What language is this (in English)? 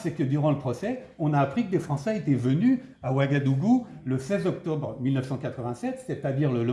French